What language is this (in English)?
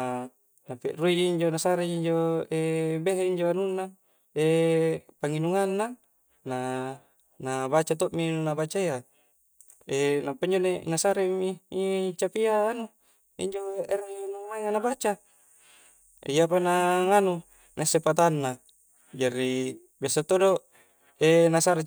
Coastal Konjo